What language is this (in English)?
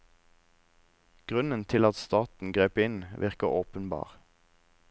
Norwegian